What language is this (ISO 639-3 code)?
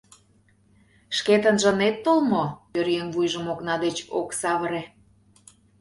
chm